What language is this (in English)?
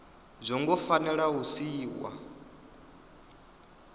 Venda